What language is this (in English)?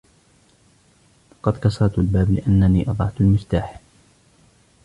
Arabic